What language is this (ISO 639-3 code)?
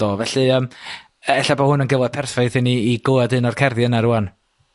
cym